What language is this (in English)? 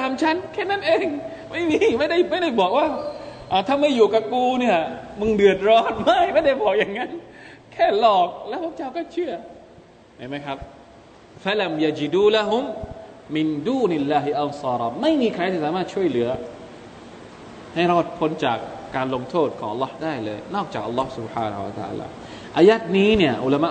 Thai